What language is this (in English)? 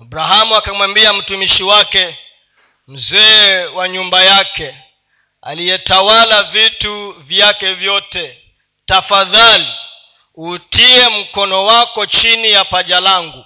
Swahili